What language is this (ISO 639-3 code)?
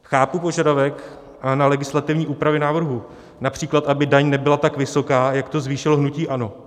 ces